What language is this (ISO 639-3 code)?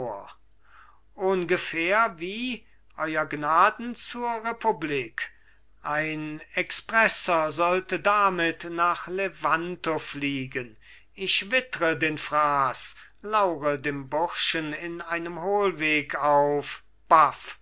deu